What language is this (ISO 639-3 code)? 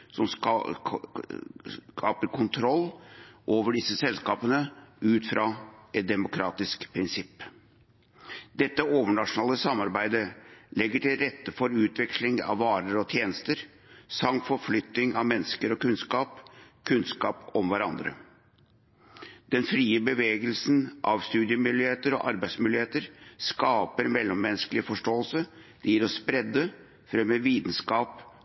nob